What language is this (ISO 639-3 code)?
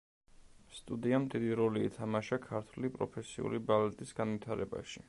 kat